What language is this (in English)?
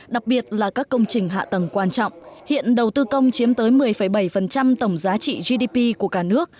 Vietnamese